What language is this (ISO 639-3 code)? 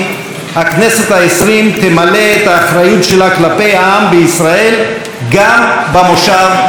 heb